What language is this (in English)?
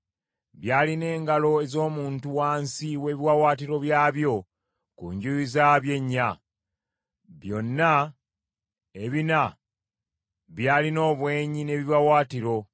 Ganda